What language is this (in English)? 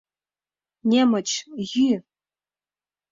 Mari